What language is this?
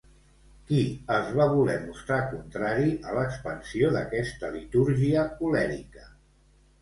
Catalan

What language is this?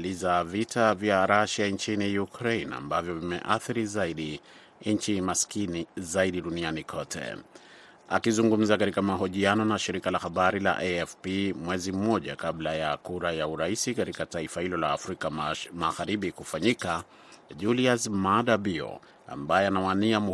Swahili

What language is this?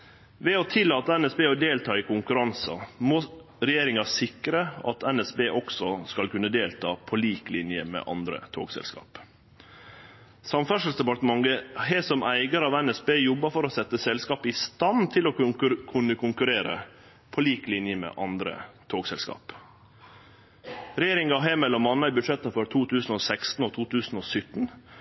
Norwegian Nynorsk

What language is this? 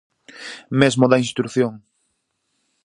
Galician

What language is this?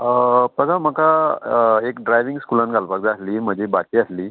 Konkani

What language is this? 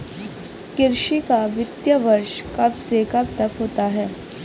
Hindi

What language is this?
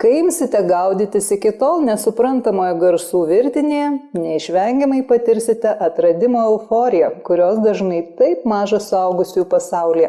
Lithuanian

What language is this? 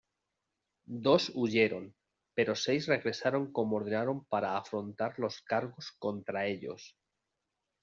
Spanish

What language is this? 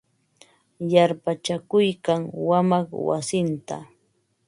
Ambo-Pasco Quechua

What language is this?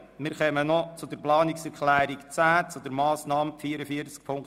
Swiss German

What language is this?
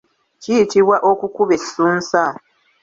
Ganda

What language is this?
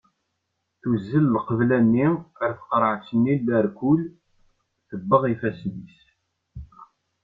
Kabyle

